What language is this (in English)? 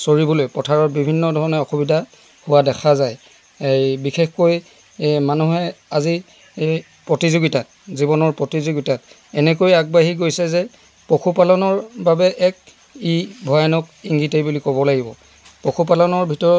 Assamese